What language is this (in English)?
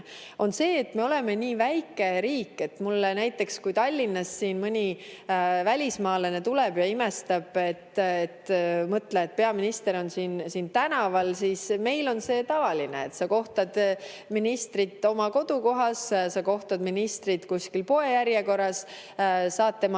Estonian